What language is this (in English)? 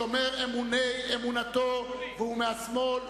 Hebrew